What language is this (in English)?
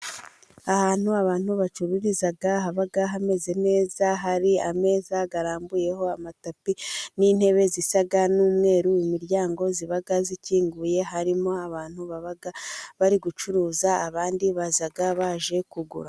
Kinyarwanda